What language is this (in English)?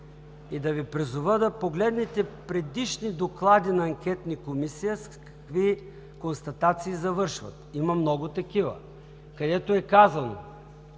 Bulgarian